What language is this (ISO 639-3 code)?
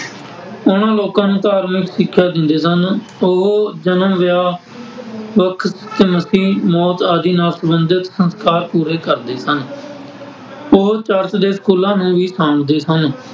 pan